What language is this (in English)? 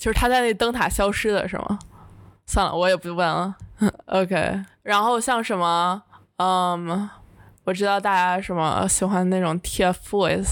Chinese